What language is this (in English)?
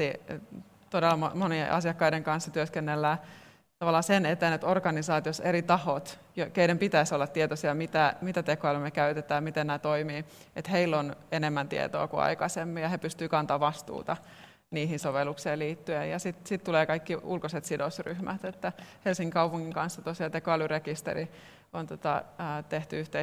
Finnish